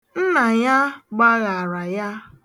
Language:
Igbo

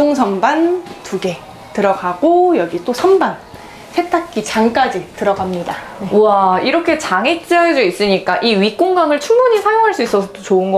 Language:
Korean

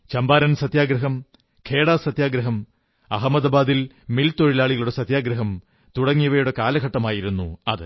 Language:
Malayalam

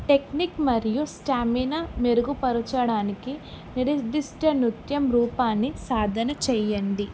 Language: Telugu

